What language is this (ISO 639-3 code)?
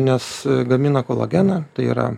lit